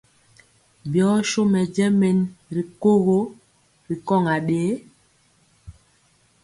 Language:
Mpiemo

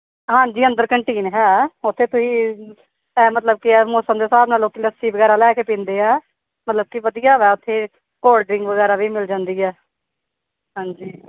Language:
Punjabi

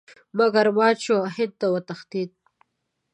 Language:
Pashto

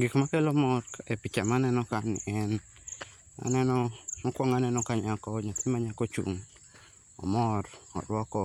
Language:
Luo (Kenya and Tanzania)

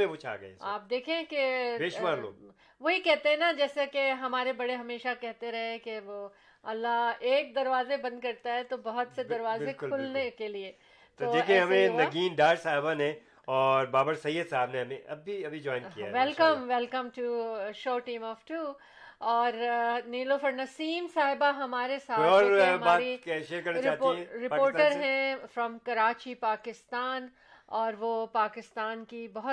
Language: Urdu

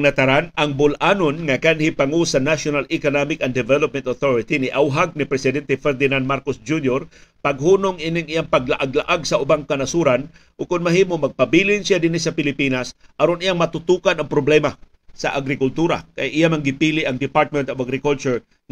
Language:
Filipino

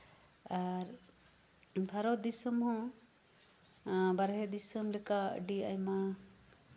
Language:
Santali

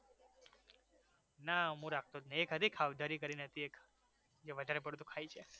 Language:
Gujarati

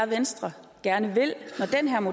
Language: Danish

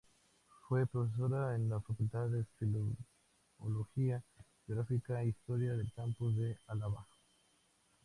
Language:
Spanish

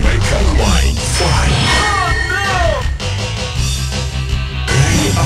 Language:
Japanese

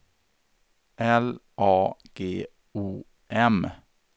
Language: Swedish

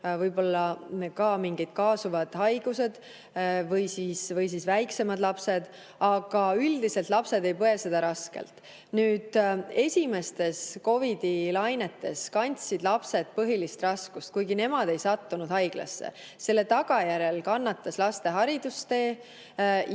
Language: Estonian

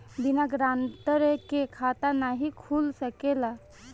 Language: Bhojpuri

